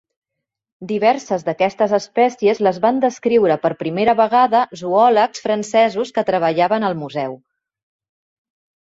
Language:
Catalan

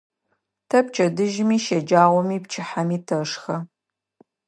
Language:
Adyghe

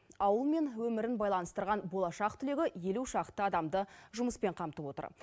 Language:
Kazakh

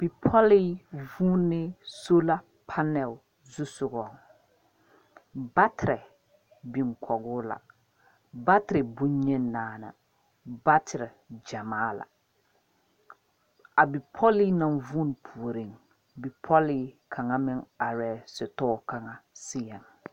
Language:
Southern Dagaare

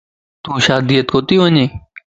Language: Lasi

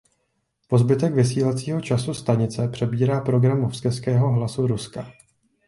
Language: Czech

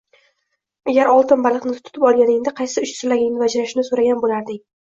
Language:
Uzbek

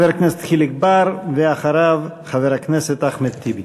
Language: Hebrew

